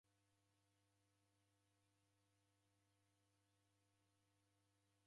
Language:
Taita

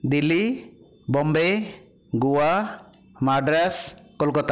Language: Odia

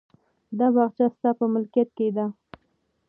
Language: Pashto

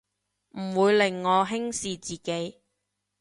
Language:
Cantonese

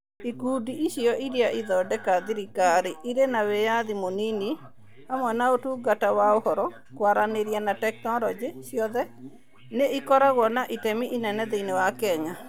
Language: Kikuyu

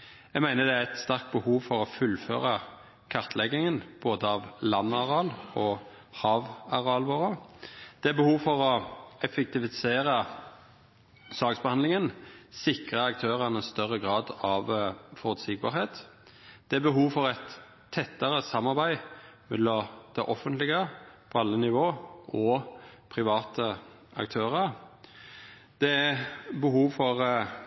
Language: Norwegian Nynorsk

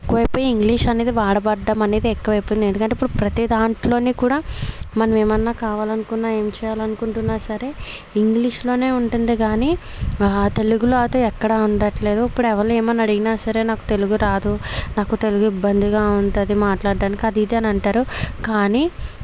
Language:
Telugu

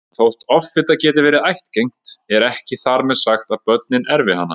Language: Icelandic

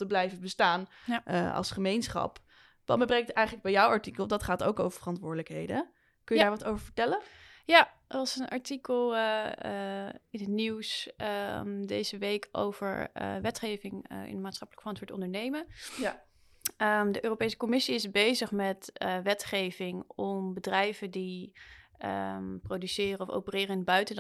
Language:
Dutch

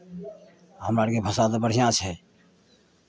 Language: Maithili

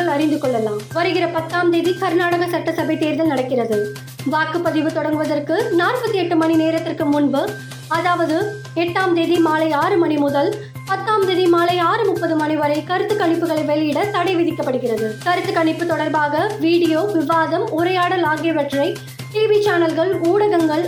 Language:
Tamil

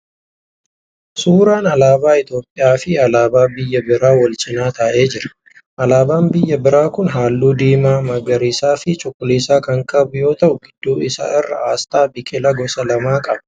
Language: Oromo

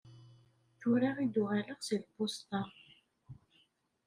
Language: Kabyle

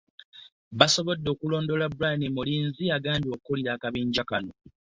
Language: Ganda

